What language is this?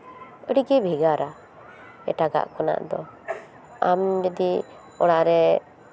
Santali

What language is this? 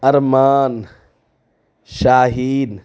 Urdu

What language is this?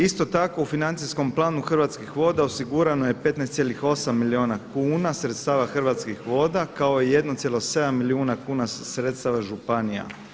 Croatian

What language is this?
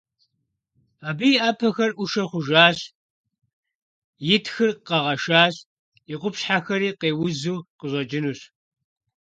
Kabardian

